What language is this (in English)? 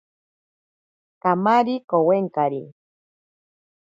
Ashéninka Perené